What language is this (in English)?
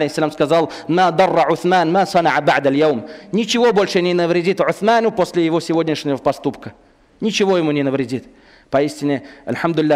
Russian